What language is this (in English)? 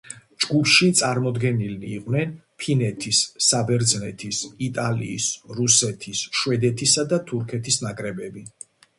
Georgian